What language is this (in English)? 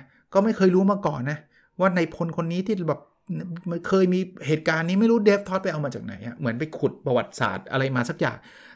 Thai